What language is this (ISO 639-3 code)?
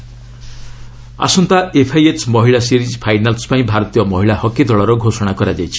ori